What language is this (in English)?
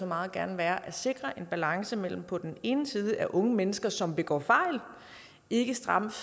Danish